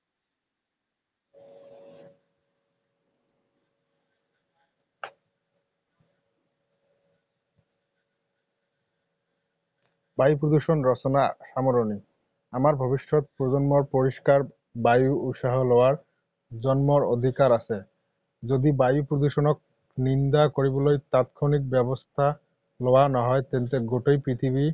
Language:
Assamese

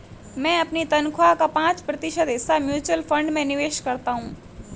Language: Hindi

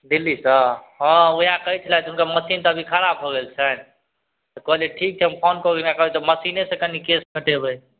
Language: Maithili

